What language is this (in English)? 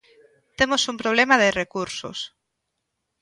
Galician